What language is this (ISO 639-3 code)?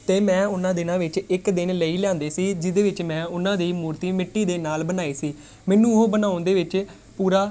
pan